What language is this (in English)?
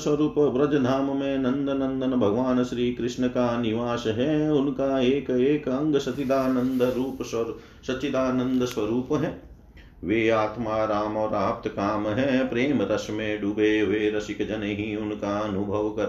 Hindi